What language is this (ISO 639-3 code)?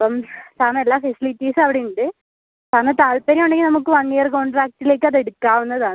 mal